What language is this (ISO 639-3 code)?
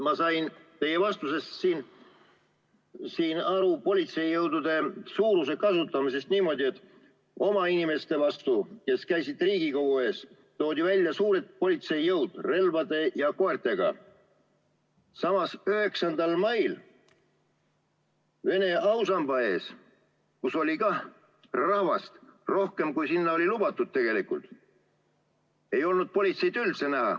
est